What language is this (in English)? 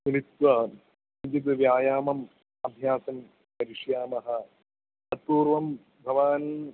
Sanskrit